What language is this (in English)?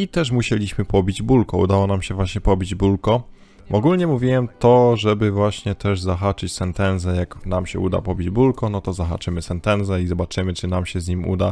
Polish